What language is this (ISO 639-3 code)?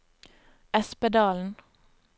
nor